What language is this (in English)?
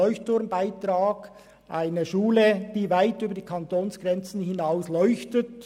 Swiss German